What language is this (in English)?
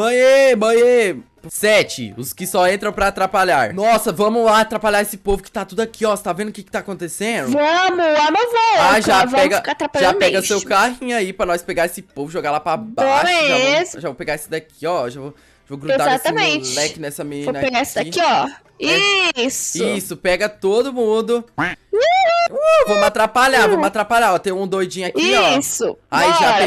Portuguese